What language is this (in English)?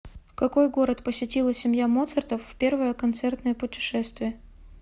Russian